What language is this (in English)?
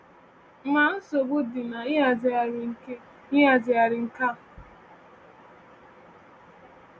Igbo